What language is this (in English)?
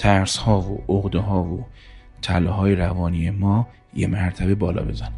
Persian